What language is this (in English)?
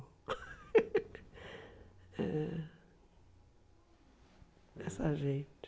Portuguese